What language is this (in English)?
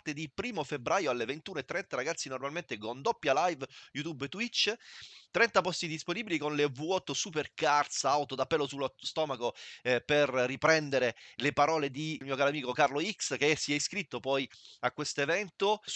Italian